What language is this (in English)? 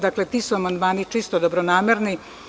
Serbian